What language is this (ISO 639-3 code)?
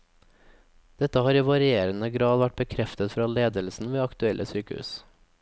nor